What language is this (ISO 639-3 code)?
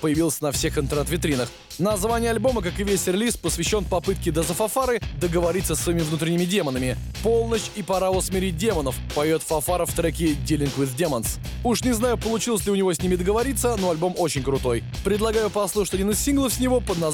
rus